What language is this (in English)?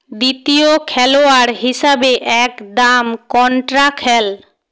Bangla